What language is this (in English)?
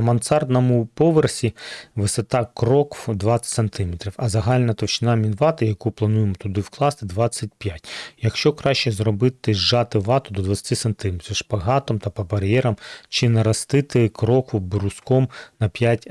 Ukrainian